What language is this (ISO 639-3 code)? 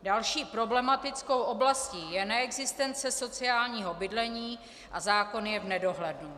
ces